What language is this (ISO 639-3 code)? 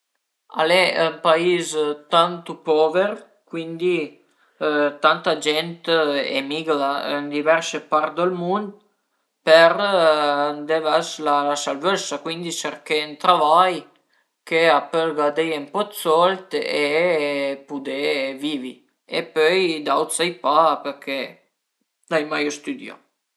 pms